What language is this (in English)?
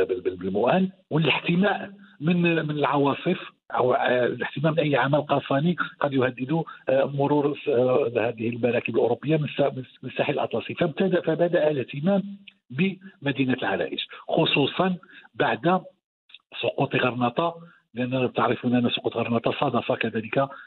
Arabic